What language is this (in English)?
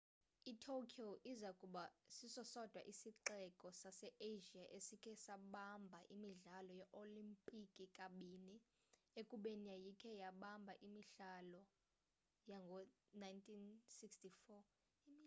Xhosa